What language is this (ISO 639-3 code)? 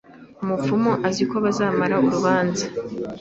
kin